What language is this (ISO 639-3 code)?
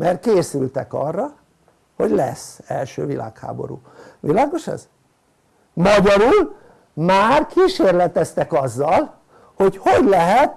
hun